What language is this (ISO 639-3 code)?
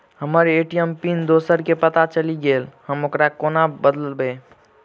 mai